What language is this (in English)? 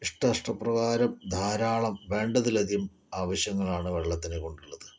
Malayalam